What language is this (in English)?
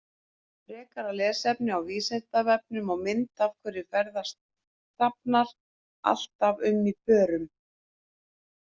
Icelandic